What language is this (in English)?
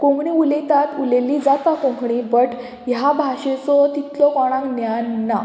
Konkani